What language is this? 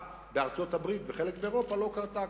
Hebrew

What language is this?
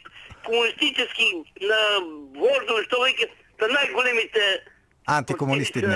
Bulgarian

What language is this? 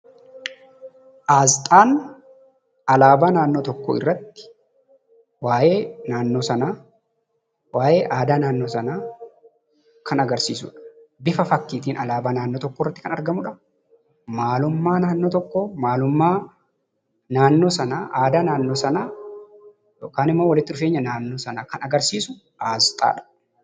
Oromo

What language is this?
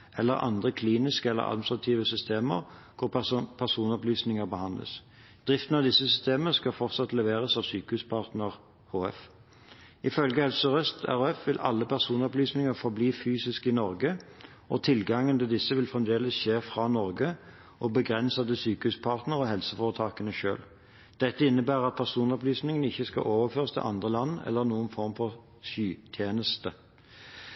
Norwegian Bokmål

